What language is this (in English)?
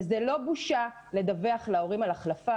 Hebrew